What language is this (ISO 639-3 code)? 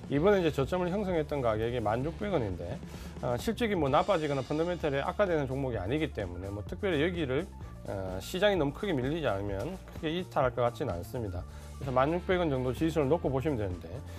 kor